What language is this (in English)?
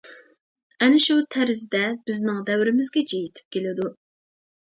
Uyghur